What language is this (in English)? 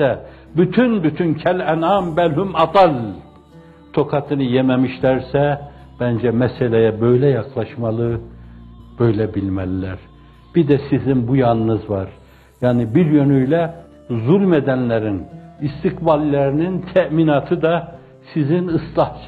Turkish